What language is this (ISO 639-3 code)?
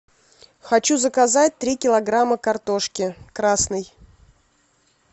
rus